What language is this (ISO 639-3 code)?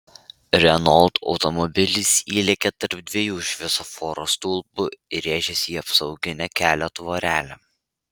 lit